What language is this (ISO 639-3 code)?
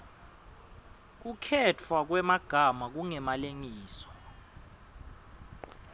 ssw